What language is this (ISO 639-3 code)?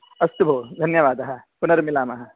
san